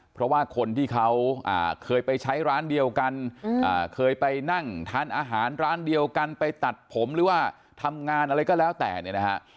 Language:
Thai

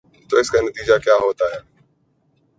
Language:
Urdu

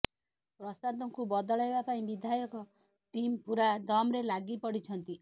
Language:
Odia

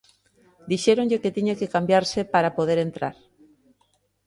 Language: Galician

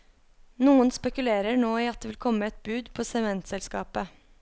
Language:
Norwegian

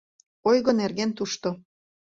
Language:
Mari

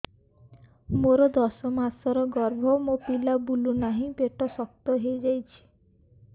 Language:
Odia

